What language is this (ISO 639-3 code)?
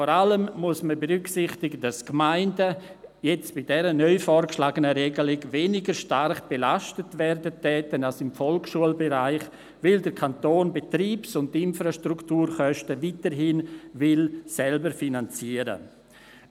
gsw